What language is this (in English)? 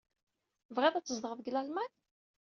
Kabyle